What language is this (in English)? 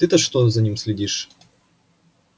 Russian